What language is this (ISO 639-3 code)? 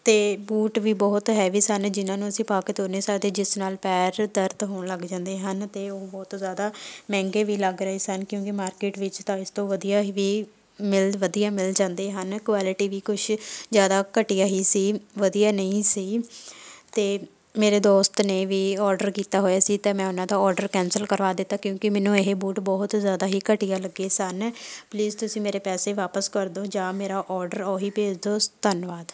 pan